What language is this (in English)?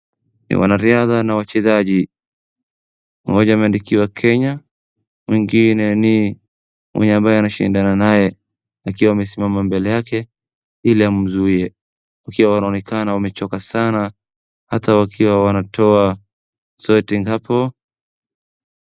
Swahili